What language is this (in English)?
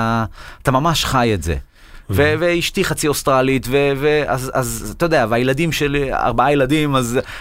Hebrew